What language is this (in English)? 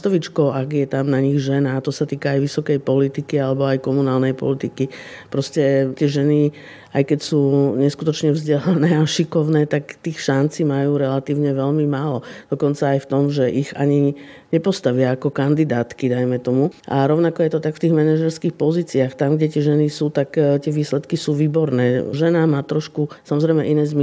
Slovak